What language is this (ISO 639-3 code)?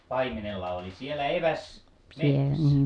fin